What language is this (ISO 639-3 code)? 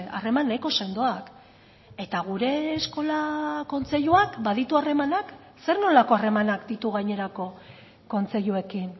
eus